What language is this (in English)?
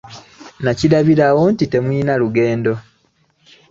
Ganda